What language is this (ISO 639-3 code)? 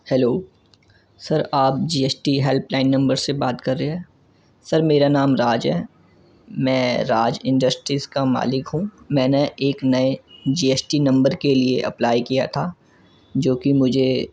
urd